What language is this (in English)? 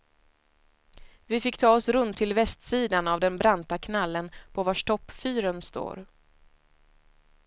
Swedish